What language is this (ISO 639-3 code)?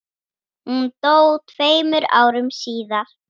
isl